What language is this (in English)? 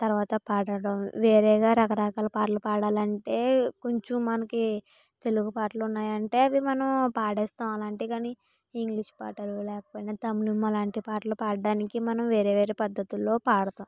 Telugu